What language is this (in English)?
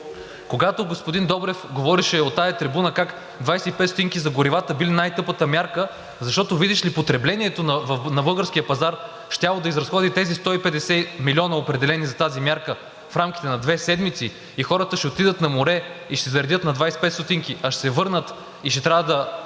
Bulgarian